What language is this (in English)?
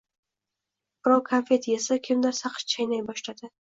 Uzbek